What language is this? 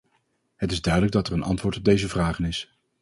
Dutch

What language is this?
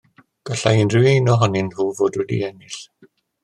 Welsh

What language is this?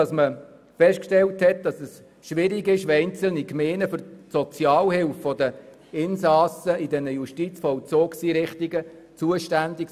Swiss German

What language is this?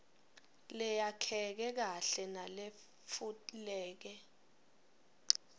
Swati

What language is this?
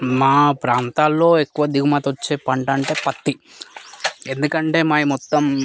Telugu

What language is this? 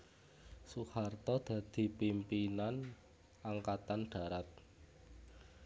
Javanese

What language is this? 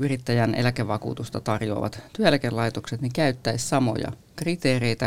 Finnish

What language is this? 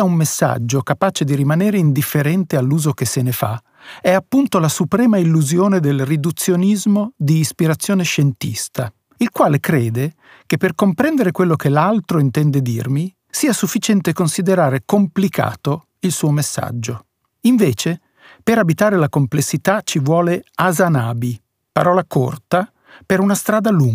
Italian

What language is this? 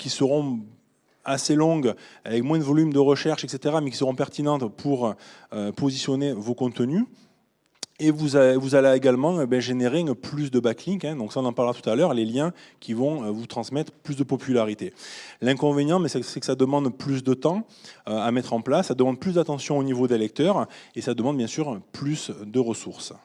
French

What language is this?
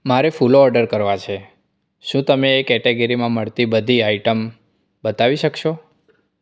Gujarati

